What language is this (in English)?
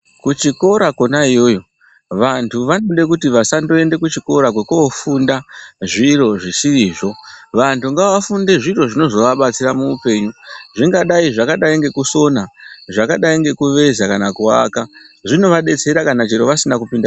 Ndau